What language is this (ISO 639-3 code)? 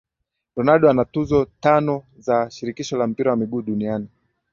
swa